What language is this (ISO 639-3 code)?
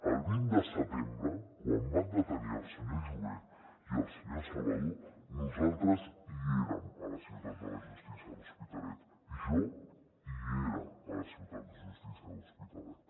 cat